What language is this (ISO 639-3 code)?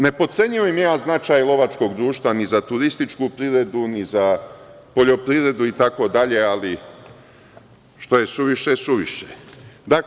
srp